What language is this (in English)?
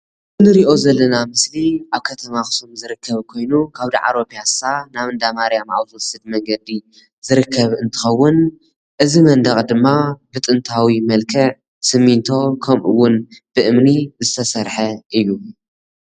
Tigrinya